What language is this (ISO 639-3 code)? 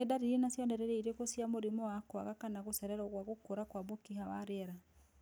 kik